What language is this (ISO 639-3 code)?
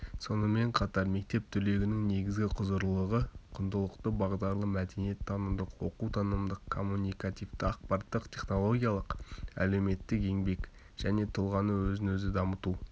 kaz